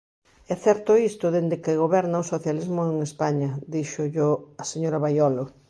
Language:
Galician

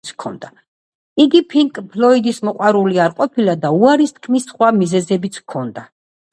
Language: Georgian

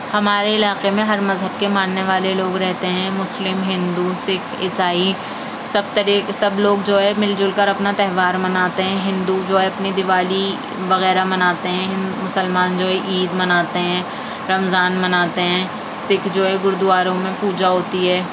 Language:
Urdu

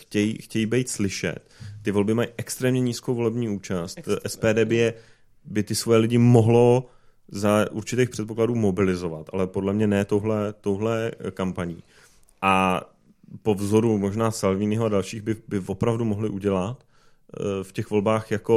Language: Czech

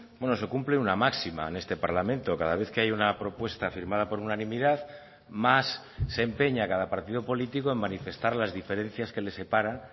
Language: Spanish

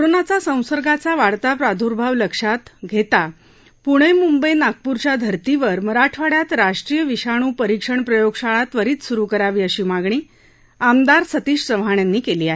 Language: Marathi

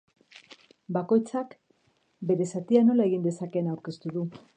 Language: Basque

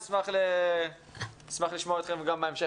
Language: Hebrew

